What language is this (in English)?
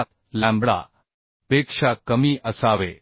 Marathi